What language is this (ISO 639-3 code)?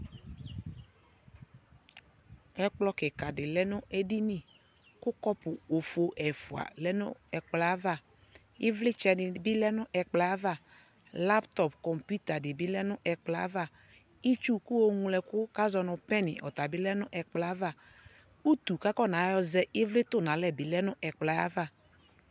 kpo